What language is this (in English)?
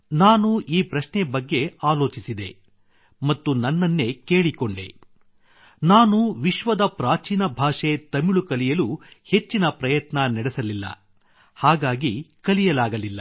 Kannada